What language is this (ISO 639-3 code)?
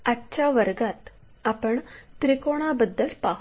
mar